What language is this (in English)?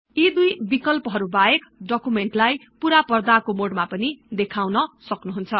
Nepali